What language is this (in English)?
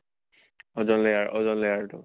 Assamese